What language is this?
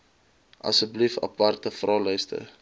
Afrikaans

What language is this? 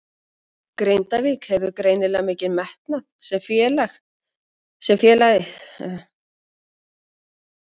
Icelandic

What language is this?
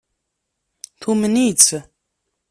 Kabyle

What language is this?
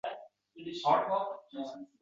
Uzbek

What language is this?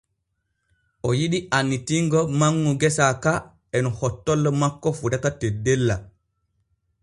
Borgu Fulfulde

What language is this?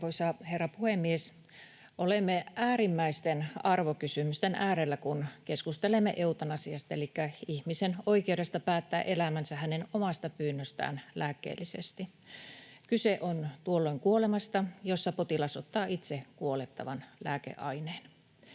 Finnish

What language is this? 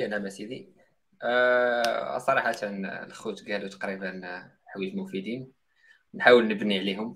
Arabic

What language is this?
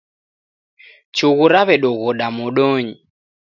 Taita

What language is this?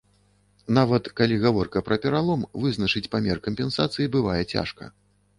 Belarusian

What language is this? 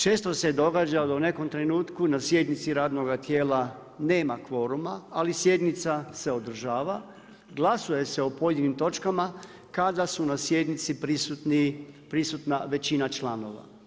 Croatian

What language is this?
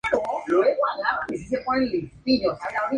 Spanish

